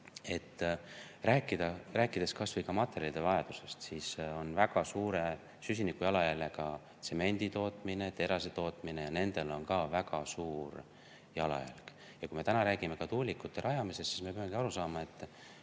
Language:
Estonian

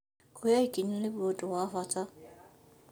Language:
Kikuyu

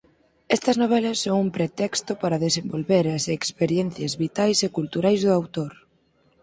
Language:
Galician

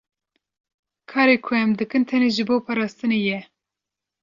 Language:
Kurdish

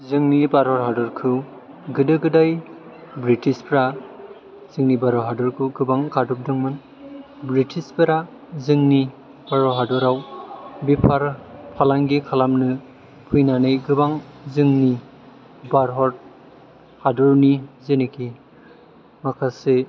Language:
Bodo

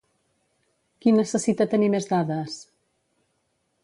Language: Catalan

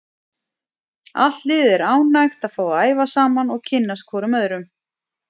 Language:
Icelandic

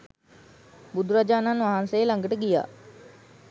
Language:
Sinhala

